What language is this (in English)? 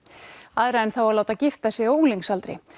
Icelandic